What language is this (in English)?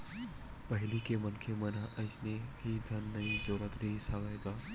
Chhattisgarhi